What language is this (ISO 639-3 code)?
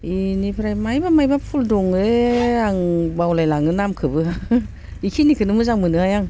brx